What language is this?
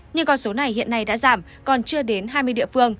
Vietnamese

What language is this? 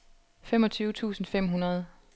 Danish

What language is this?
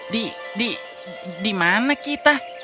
Indonesian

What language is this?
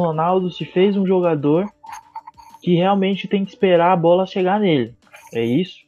Portuguese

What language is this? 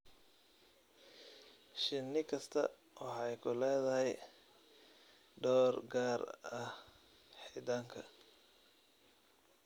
Somali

